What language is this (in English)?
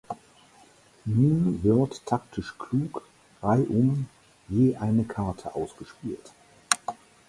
German